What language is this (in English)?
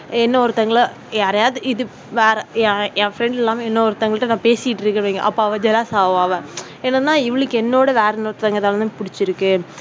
Tamil